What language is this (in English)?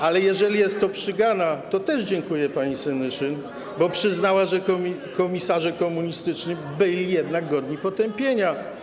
Polish